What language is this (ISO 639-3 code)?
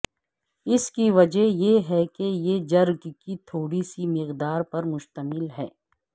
urd